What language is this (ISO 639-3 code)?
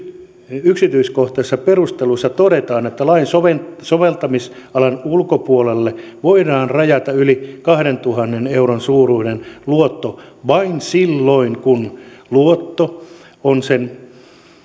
fin